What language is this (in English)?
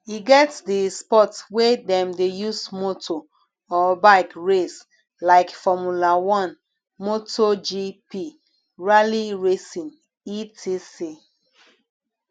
Nigerian Pidgin